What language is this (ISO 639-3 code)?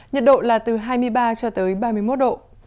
vie